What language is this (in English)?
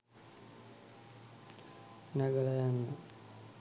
Sinhala